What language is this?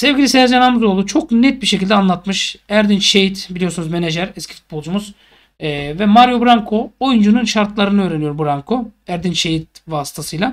Turkish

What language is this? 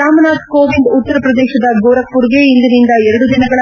Kannada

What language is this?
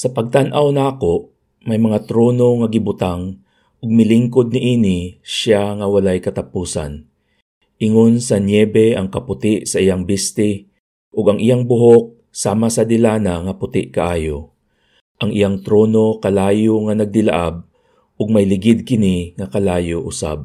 Filipino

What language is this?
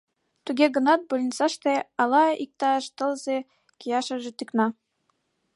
Mari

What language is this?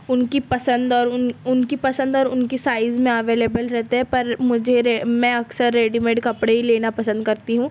Urdu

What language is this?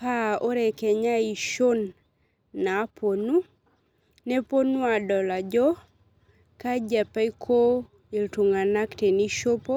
Masai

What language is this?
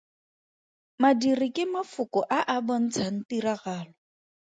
Tswana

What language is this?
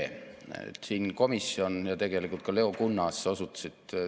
Estonian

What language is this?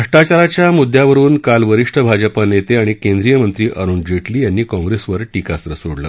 Marathi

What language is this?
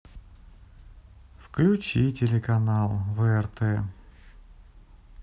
Russian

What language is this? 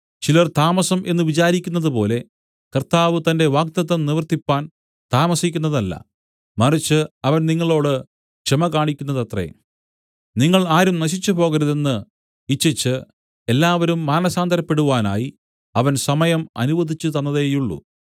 Malayalam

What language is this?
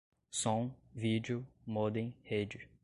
Portuguese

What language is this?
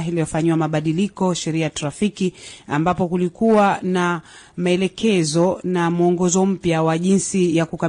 Swahili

